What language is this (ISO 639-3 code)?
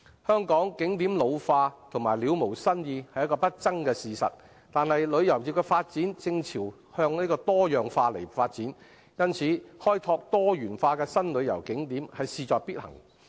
yue